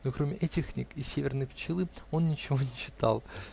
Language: Russian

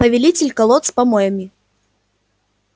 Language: Russian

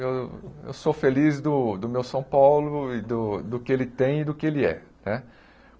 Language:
Portuguese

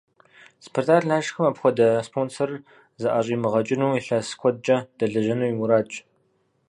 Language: Kabardian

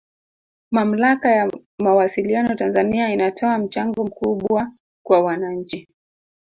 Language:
Swahili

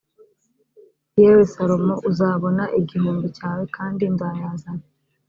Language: Kinyarwanda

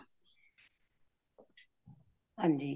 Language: Punjabi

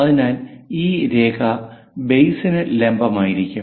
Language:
Malayalam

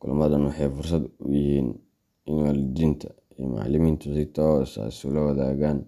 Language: Somali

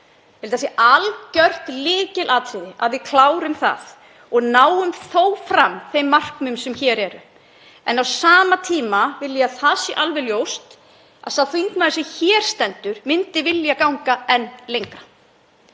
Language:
Icelandic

